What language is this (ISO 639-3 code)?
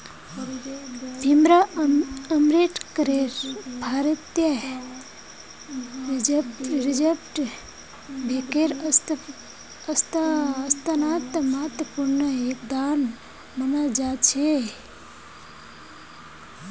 mag